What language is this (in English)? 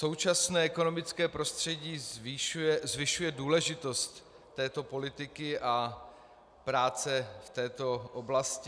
Czech